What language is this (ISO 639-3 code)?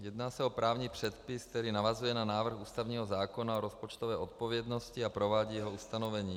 ces